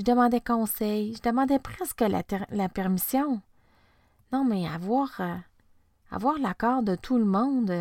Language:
French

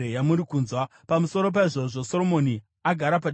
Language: Shona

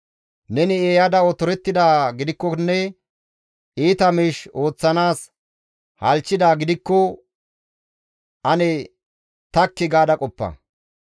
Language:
Gamo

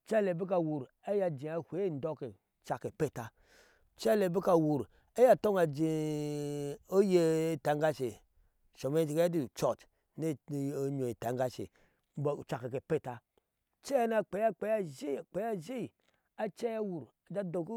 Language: Ashe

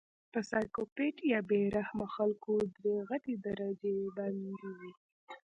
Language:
Pashto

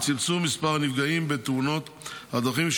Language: Hebrew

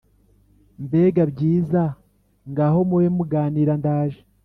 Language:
Kinyarwanda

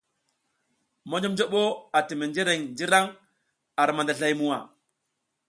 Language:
South Giziga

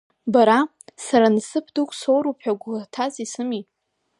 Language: Abkhazian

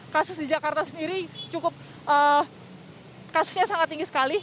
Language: Indonesian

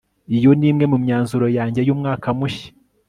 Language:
Kinyarwanda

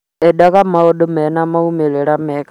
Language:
Kikuyu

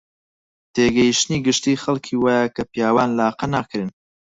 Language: Central Kurdish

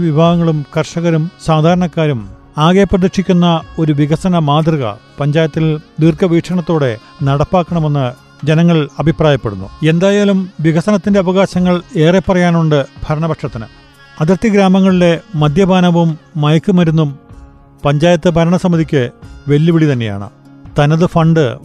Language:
Malayalam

